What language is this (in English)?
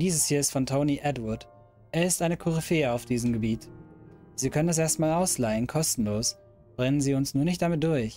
German